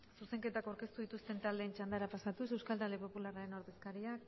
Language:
Basque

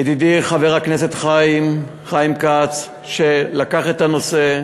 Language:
Hebrew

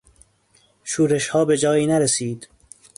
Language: Persian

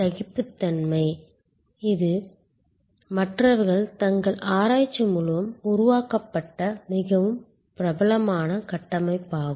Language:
Tamil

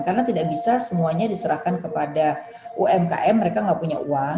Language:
Indonesian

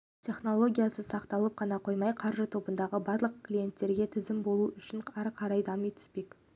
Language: Kazakh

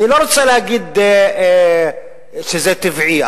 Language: Hebrew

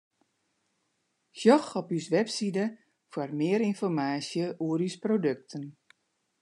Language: Western Frisian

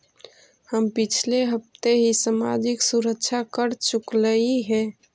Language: Magahi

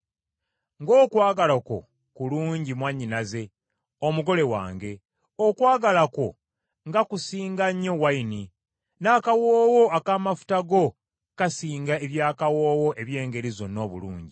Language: Ganda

